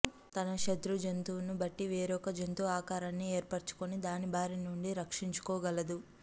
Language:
Telugu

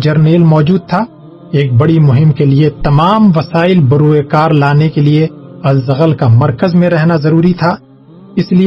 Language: Urdu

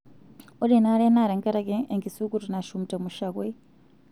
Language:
Masai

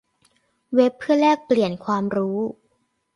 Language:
Thai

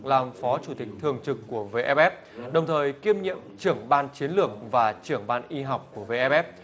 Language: Vietnamese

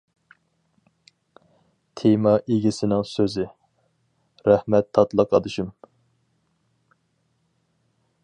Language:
Uyghur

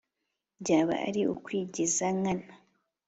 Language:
Kinyarwanda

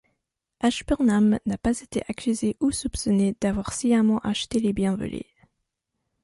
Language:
French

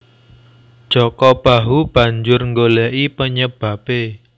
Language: Javanese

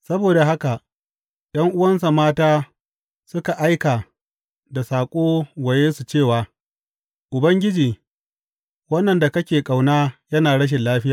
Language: Hausa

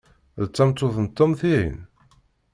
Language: Kabyle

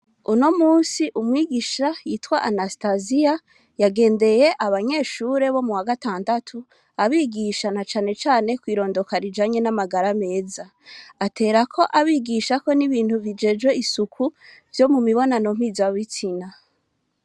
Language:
Rundi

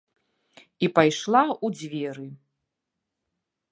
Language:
Belarusian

